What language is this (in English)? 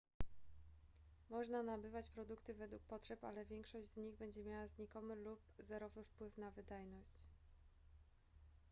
Polish